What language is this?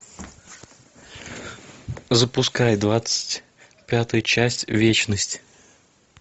Russian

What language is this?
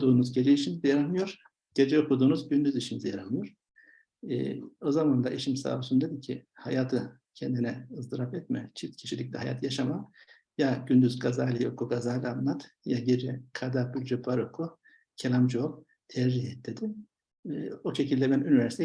Turkish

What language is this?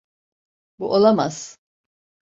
Turkish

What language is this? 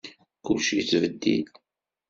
Kabyle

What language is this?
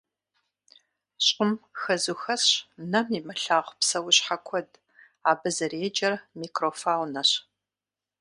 Kabardian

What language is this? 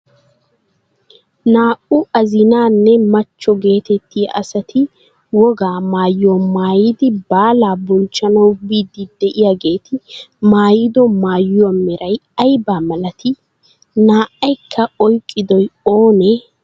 Wolaytta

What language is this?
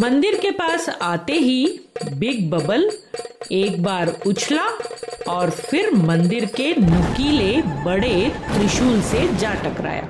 Hindi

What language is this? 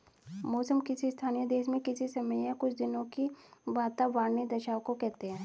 Hindi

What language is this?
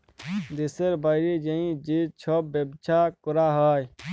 Bangla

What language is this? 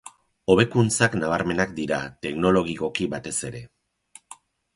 Basque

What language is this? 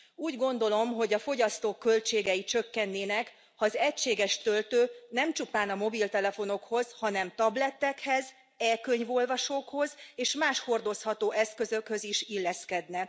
Hungarian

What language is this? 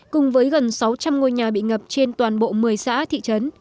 Vietnamese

